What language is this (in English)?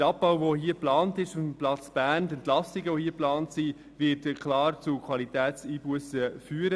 Swiss German